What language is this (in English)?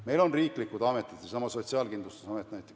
Estonian